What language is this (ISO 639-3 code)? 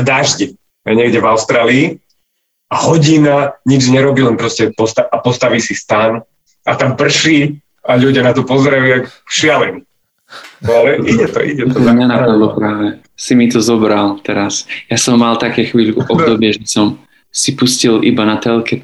slk